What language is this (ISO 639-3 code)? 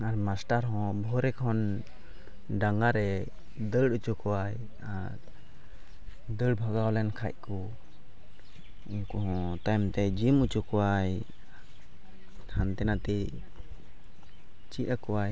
sat